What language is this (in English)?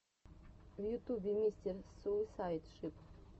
Russian